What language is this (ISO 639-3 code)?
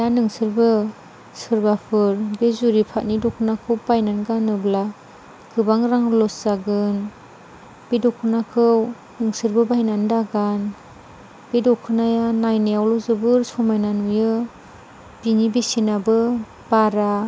brx